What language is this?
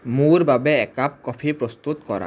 Assamese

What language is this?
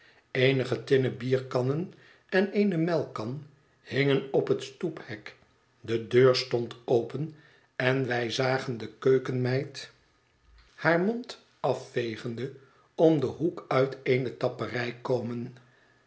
Dutch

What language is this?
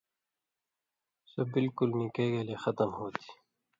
Indus Kohistani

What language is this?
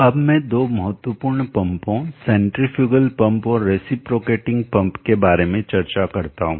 Hindi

